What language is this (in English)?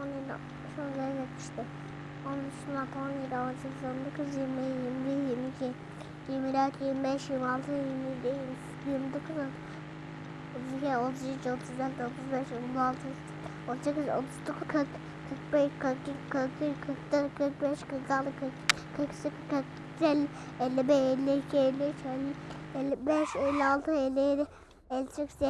Turkish